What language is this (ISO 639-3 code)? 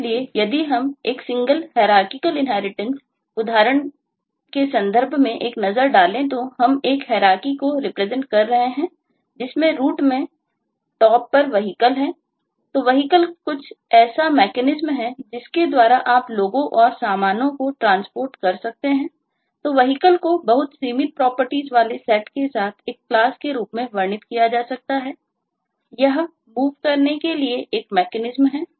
hin